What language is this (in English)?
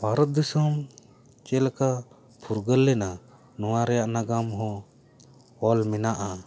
Santali